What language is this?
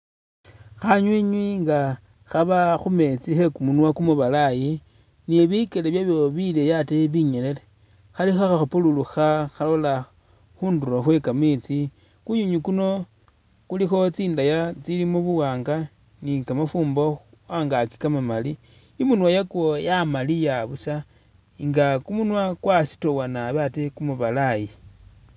Masaaba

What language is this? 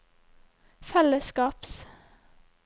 Norwegian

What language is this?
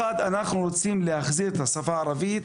Hebrew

